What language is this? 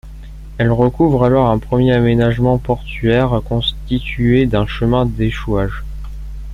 French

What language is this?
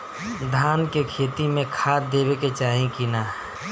Bhojpuri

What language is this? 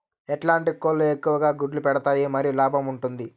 Telugu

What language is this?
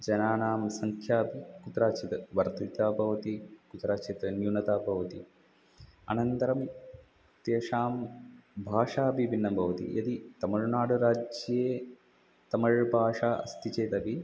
Sanskrit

